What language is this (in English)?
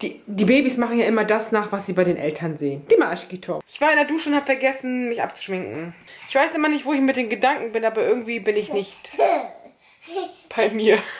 German